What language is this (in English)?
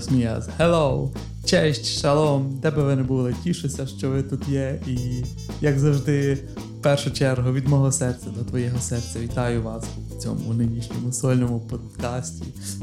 Ukrainian